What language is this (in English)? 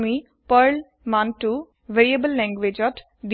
Assamese